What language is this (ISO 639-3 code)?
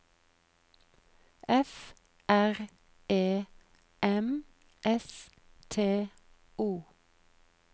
nor